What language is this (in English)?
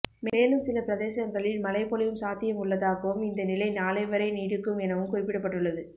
Tamil